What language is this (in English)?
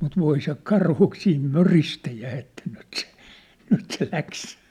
Finnish